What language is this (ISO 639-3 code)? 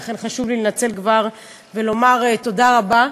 heb